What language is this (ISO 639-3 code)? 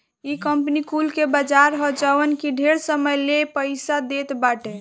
bho